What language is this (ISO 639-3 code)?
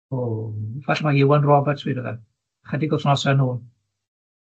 cym